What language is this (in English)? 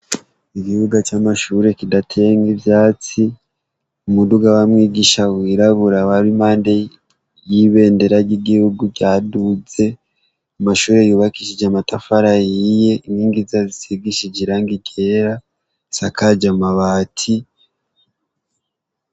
Rundi